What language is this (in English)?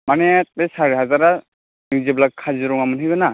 Bodo